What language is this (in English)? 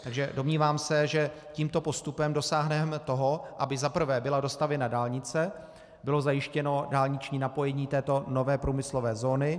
Czech